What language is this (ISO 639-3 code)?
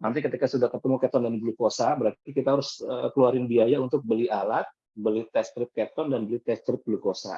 ind